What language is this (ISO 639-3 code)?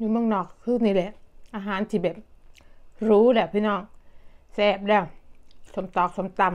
tha